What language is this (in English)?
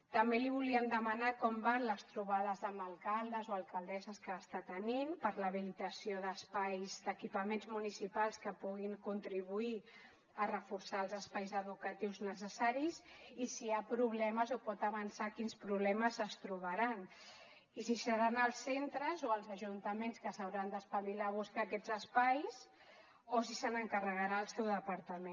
Catalan